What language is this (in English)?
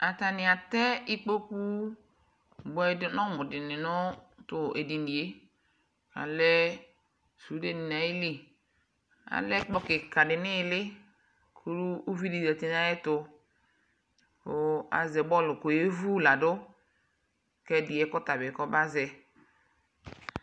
Ikposo